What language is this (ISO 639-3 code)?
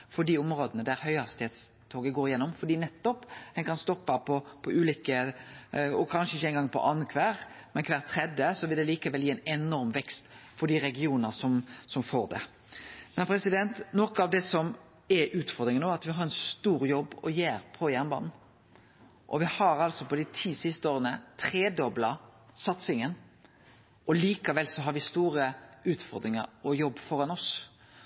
nno